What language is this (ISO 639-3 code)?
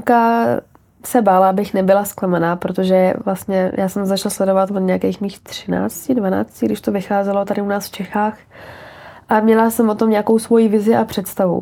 ces